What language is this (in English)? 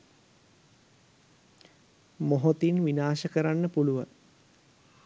Sinhala